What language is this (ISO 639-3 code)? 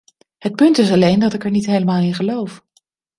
nld